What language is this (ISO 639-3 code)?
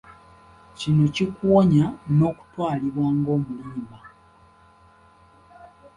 lug